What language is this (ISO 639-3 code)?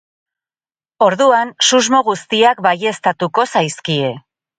eus